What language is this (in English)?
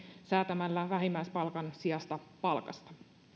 Finnish